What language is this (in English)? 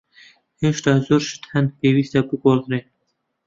Central Kurdish